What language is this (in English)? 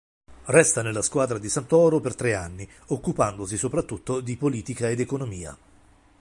Italian